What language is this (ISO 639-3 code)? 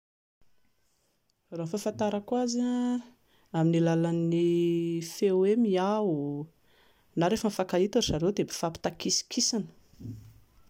mlg